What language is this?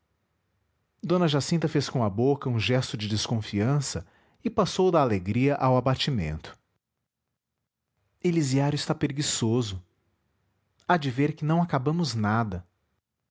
Portuguese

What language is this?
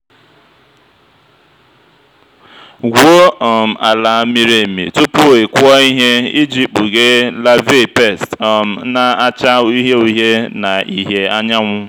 Igbo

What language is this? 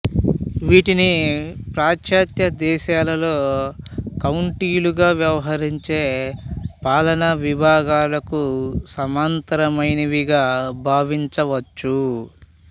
Telugu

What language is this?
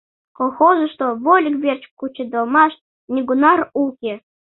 Mari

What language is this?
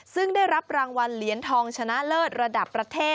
Thai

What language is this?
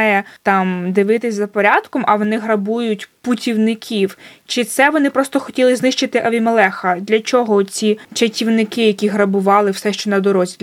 Ukrainian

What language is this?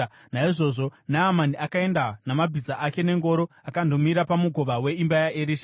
Shona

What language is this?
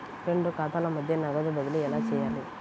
Telugu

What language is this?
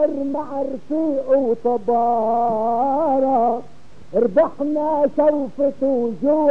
Arabic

